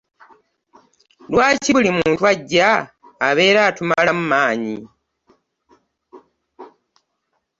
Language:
Ganda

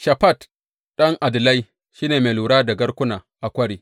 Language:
Hausa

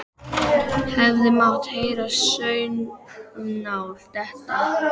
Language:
Icelandic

